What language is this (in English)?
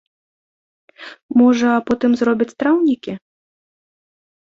Belarusian